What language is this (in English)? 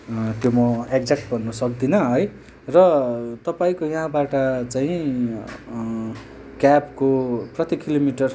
Nepali